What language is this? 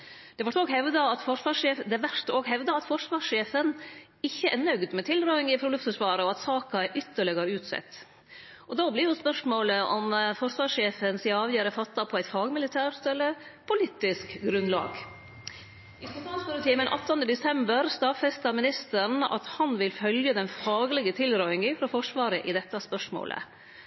Norwegian Nynorsk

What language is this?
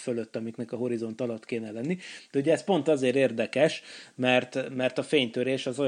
Hungarian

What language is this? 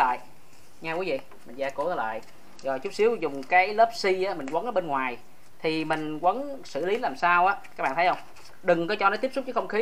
Vietnamese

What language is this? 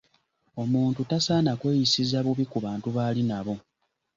Ganda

